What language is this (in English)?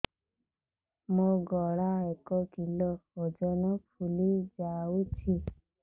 Odia